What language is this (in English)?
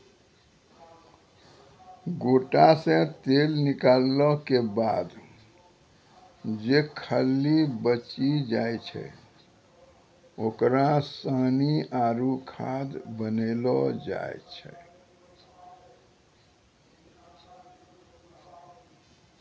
Maithili